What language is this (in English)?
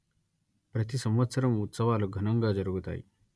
Telugu